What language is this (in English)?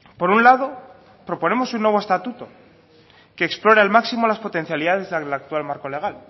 Spanish